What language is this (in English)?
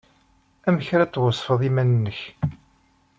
Kabyle